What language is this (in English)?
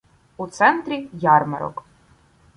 Ukrainian